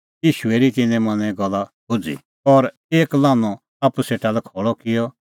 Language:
Kullu Pahari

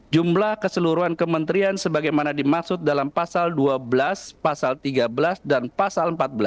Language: Indonesian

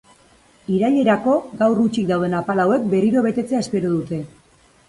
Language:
Basque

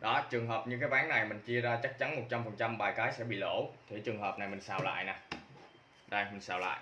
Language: Vietnamese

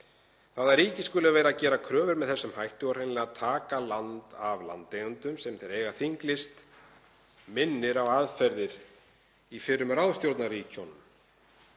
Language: Icelandic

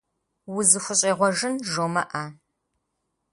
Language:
Kabardian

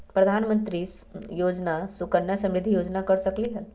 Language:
Magahi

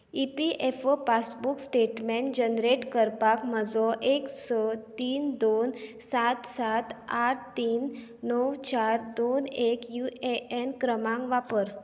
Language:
Konkani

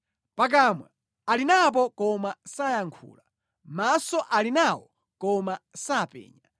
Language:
Nyanja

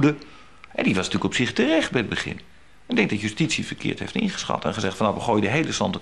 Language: Dutch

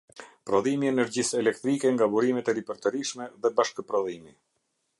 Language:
Albanian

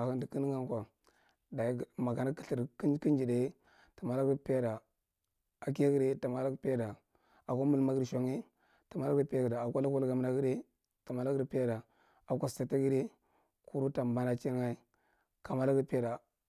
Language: Marghi Central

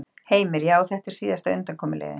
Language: Icelandic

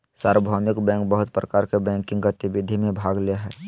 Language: Magahi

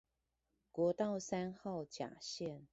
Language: Chinese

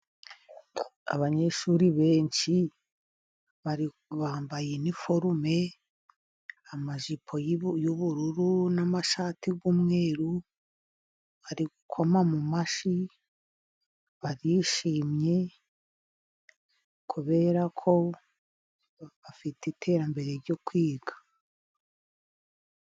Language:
Kinyarwanda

